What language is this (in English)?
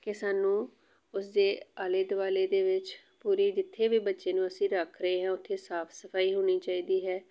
Punjabi